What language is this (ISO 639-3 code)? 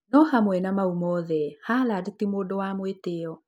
kik